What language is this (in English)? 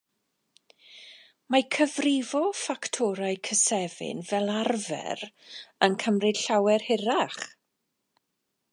Welsh